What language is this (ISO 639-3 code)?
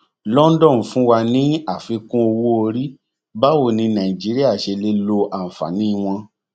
yor